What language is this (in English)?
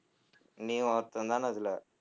Tamil